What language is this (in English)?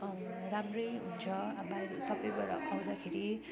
Nepali